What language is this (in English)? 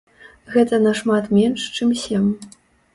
Belarusian